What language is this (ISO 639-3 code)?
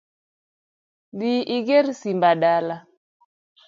luo